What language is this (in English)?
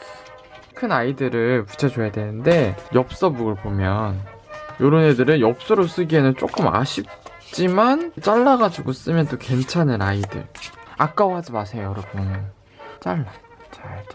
Korean